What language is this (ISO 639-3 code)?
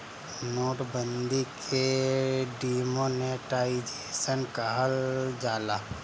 bho